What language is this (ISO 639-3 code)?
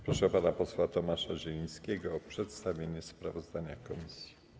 pol